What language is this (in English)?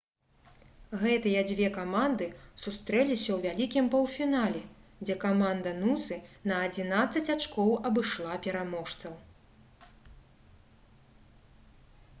Belarusian